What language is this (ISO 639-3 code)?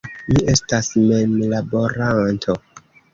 epo